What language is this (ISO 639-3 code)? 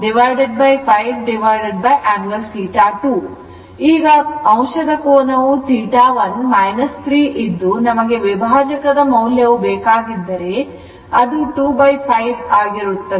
kan